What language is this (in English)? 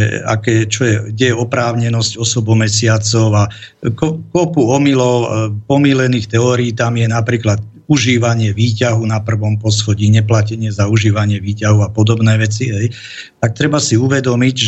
Slovak